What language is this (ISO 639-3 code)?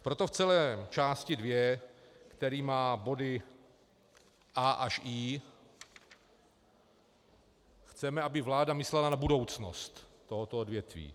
ces